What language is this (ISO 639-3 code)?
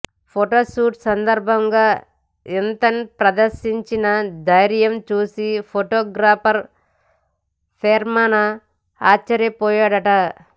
tel